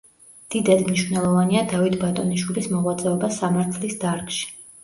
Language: Georgian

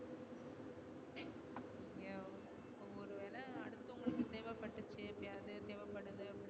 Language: Tamil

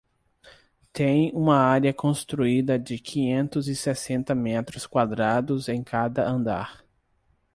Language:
Portuguese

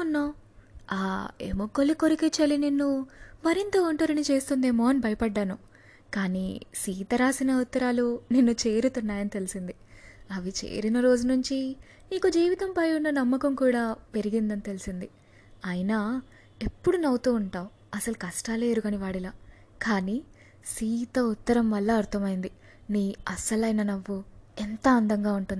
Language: Telugu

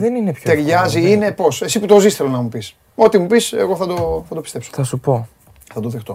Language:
Greek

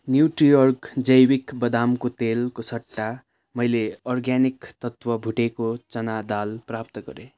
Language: Nepali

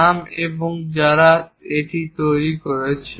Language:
Bangla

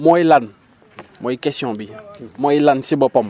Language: Wolof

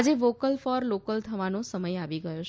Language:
Gujarati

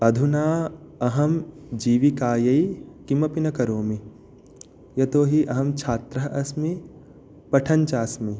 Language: Sanskrit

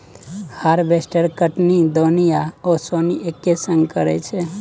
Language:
Maithili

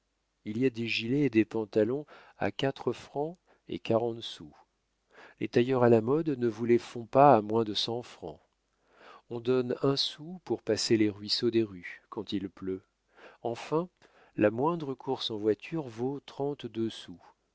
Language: French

